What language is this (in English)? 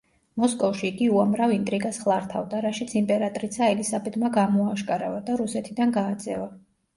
Georgian